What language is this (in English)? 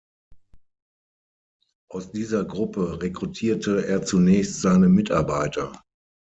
German